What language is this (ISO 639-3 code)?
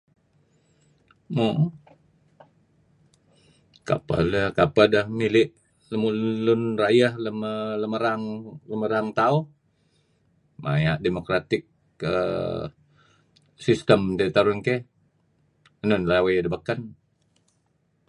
kzi